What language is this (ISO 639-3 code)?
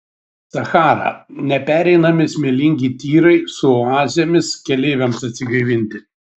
lit